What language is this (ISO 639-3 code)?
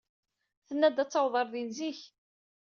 kab